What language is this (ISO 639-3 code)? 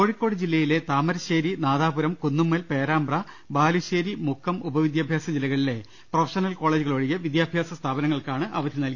mal